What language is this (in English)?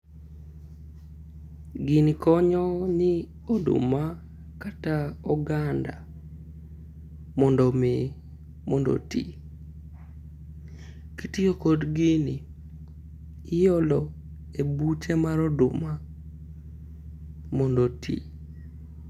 Luo (Kenya and Tanzania)